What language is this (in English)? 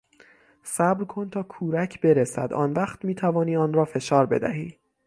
Persian